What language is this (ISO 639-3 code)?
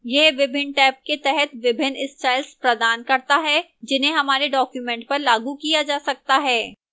hin